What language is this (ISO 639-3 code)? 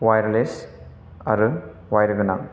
brx